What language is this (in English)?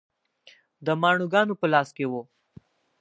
Pashto